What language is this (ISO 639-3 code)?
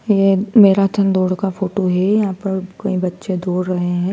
hin